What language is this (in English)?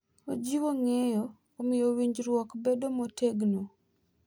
Luo (Kenya and Tanzania)